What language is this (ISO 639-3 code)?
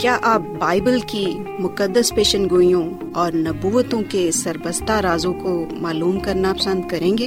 urd